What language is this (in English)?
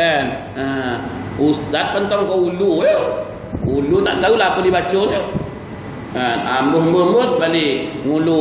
Malay